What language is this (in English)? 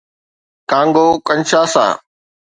Sindhi